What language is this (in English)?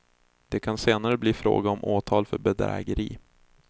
Swedish